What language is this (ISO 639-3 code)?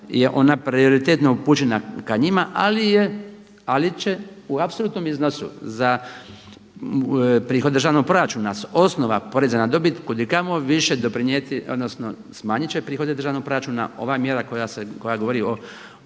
hrv